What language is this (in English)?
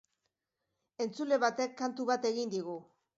Basque